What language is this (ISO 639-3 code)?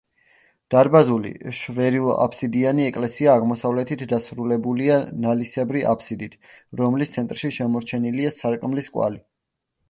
kat